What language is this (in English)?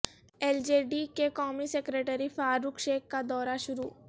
Urdu